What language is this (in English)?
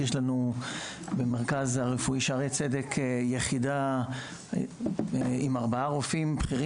Hebrew